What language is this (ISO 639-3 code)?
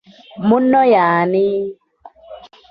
lug